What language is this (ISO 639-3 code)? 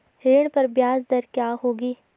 hin